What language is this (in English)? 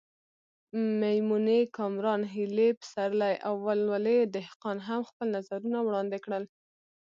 Pashto